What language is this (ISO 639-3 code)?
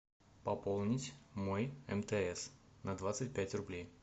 rus